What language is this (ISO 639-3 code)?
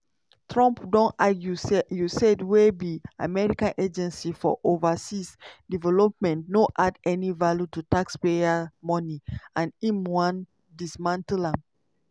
pcm